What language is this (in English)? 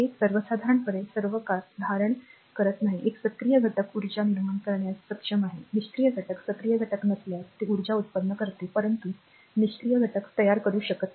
Marathi